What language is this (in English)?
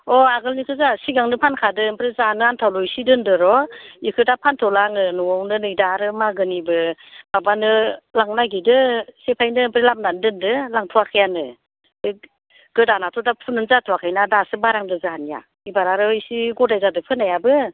Bodo